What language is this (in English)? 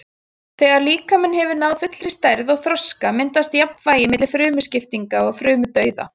Icelandic